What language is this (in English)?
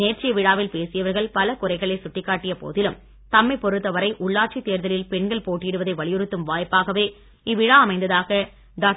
Tamil